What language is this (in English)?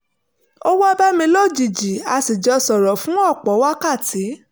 Yoruba